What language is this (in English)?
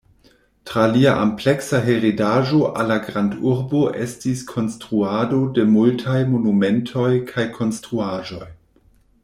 Esperanto